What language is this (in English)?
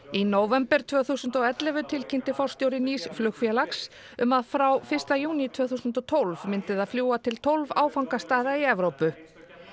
Icelandic